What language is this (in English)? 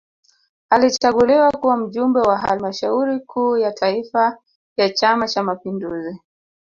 Swahili